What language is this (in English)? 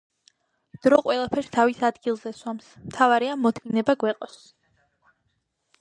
Georgian